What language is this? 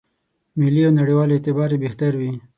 Pashto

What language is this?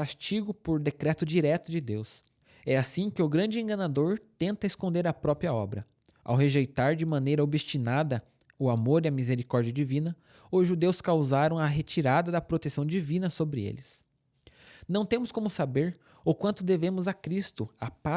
Portuguese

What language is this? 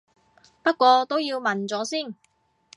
Cantonese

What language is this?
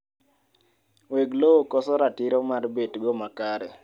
Luo (Kenya and Tanzania)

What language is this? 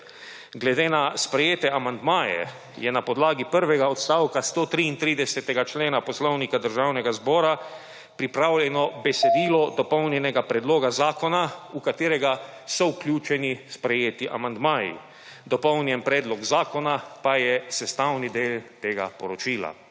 Slovenian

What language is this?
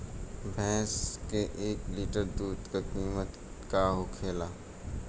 Bhojpuri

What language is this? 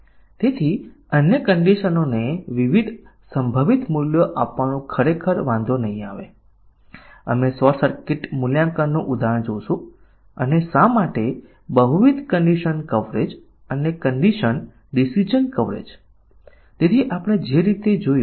Gujarati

